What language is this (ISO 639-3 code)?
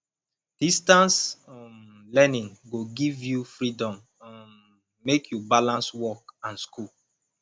pcm